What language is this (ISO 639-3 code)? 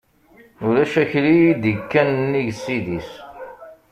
kab